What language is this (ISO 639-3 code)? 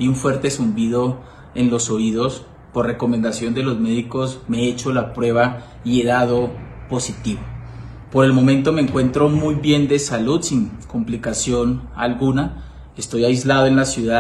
spa